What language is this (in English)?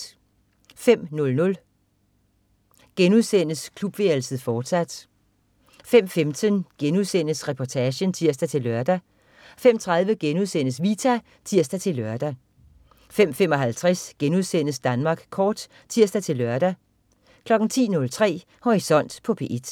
Danish